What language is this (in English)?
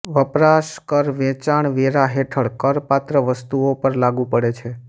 Gujarati